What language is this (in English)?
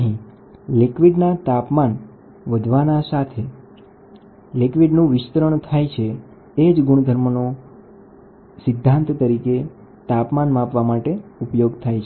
Gujarati